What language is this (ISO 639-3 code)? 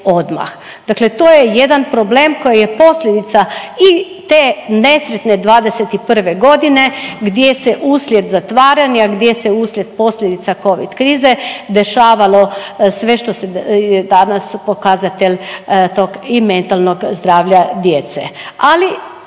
hrv